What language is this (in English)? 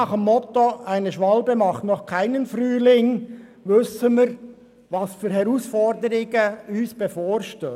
Swiss German